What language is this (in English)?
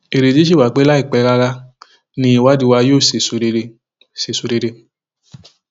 Yoruba